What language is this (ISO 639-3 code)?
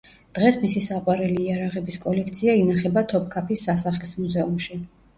kat